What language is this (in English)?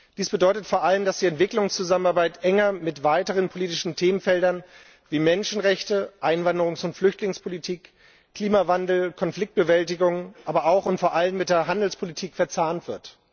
German